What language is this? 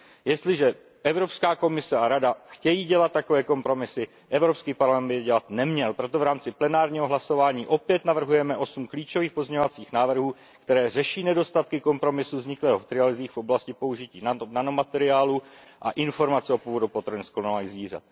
Czech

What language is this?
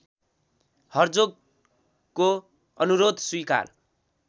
Nepali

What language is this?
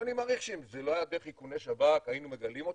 Hebrew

